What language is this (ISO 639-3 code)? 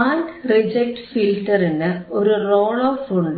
mal